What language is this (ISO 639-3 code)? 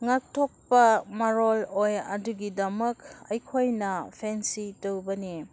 mni